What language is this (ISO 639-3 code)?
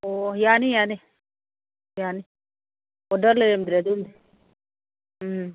mni